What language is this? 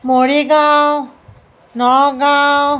Assamese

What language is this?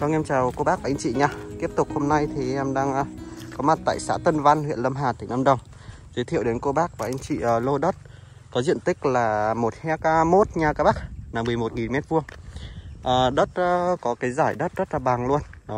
Vietnamese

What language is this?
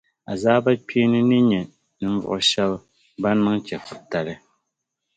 Dagbani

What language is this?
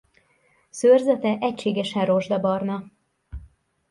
Hungarian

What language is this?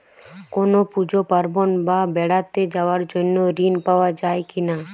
Bangla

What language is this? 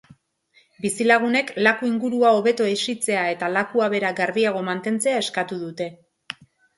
Basque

